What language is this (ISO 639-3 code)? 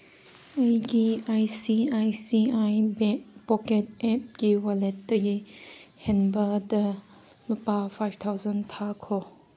mni